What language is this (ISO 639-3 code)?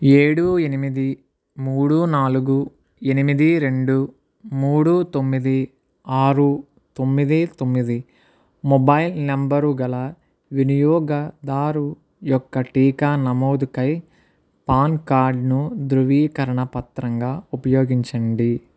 tel